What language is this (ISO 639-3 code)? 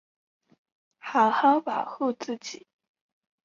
zho